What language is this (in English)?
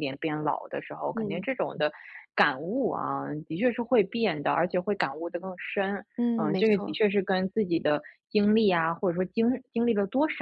Chinese